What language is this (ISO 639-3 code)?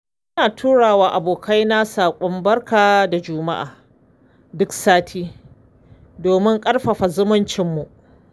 hau